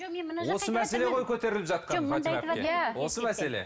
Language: Kazakh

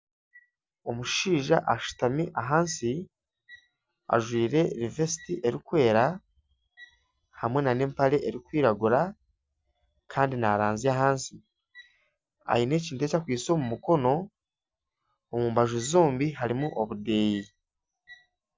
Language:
Nyankole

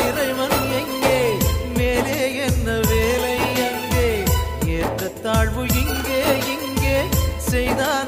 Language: Arabic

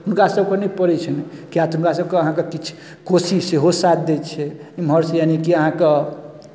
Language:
Maithili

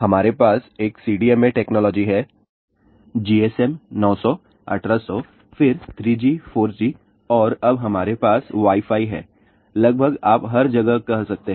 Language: Hindi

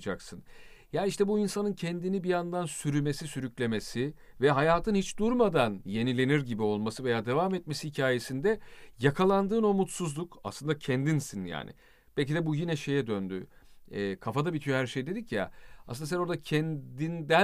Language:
Turkish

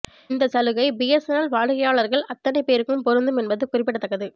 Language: Tamil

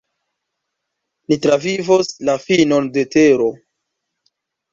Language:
Esperanto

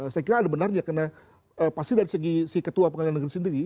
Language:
Indonesian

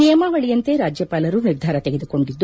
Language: Kannada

